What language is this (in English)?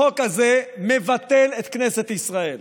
Hebrew